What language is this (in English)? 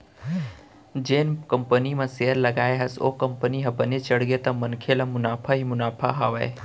Chhattisgarhi